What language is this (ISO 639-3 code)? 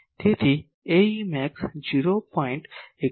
guj